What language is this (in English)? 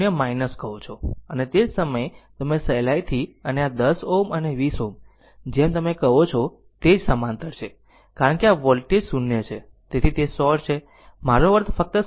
Gujarati